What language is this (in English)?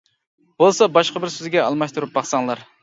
Uyghur